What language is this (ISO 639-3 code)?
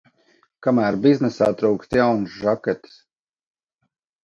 lav